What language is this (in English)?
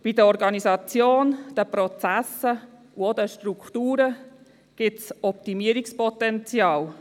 Swiss German